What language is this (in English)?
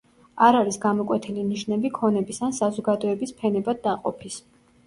Georgian